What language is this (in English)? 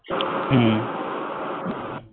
Bangla